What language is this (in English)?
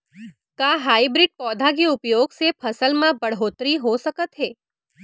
Chhattisgarhi